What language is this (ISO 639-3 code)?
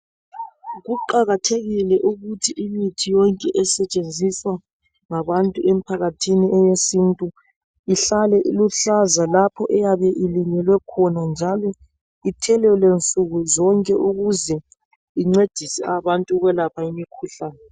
nde